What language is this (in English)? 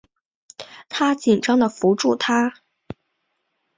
Chinese